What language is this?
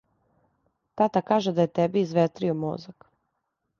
Serbian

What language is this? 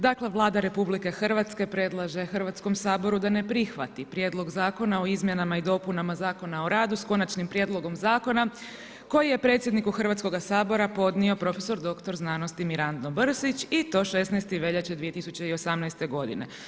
Croatian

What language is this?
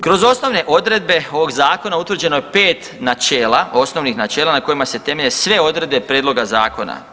Croatian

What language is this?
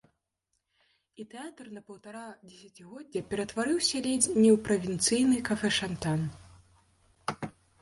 Belarusian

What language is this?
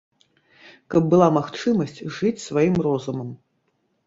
Belarusian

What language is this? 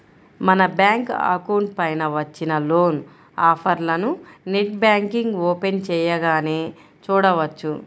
Telugu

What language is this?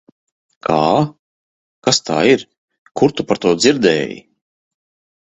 Latvian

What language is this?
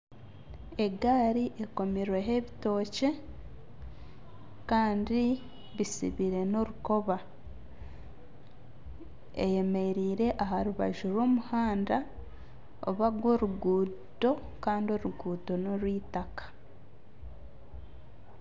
Nyankole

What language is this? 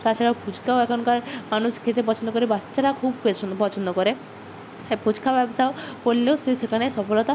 Bangla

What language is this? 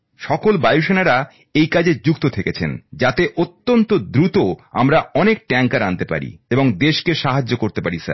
Bangla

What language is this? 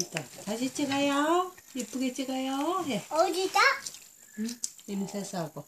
Korean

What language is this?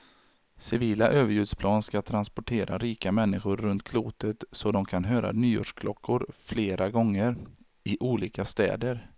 Swedish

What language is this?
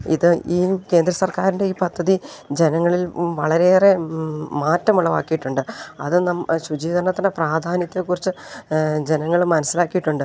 Malayalam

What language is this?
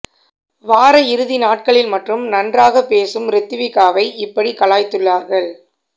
Tamil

